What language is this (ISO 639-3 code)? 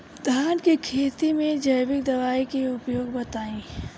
bho